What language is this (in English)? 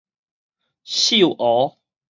Min Nan Chinese